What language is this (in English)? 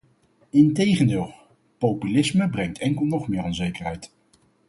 Dutch